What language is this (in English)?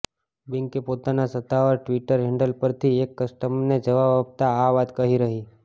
Gujarati